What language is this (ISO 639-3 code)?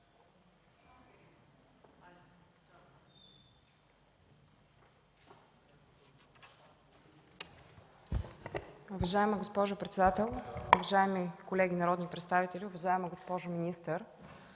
bul